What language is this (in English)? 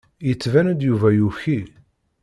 Kabyle